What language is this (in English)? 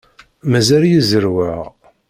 Kabyle